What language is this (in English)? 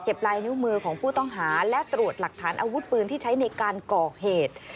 Thai